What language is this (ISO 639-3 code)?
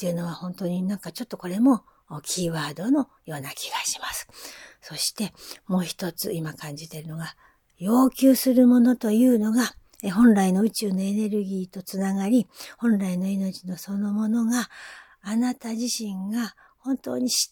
jpn